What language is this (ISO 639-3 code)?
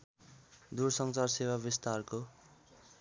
nep